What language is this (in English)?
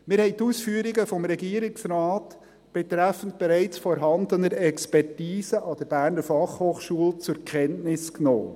Swiss German